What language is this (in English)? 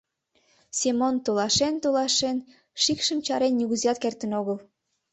Mari